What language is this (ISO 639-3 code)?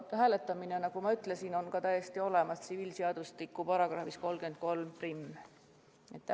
est